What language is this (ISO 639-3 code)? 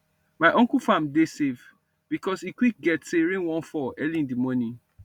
pcm